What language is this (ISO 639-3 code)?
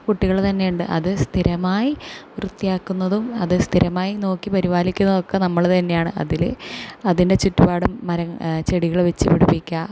mal